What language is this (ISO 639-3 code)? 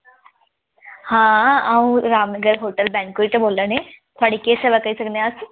doi